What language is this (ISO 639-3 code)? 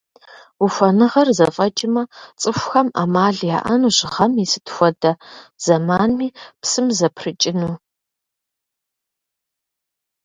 kbd